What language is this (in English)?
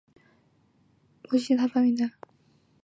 Chinese